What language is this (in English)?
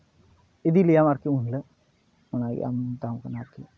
Santali